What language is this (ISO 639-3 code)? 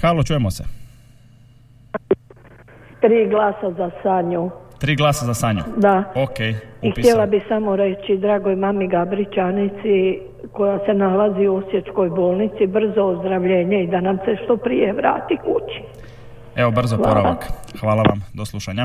hrv